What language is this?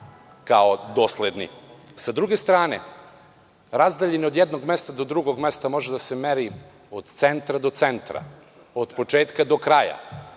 Serbian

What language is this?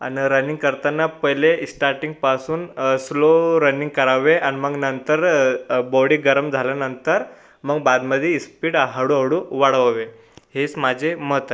Marathi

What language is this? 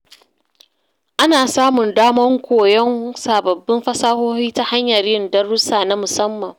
Hausa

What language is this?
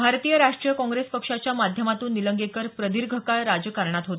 Marathi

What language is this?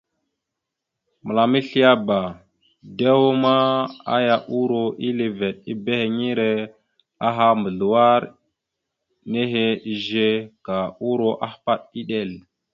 Mada (Cameroon)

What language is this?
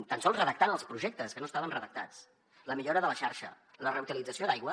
Catalan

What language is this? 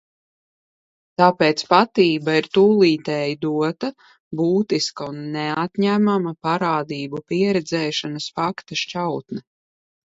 Latvian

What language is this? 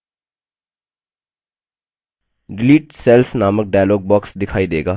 Hindi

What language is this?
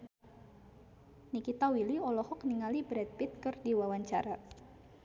Sundanese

